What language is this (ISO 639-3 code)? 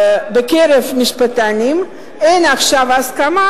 heb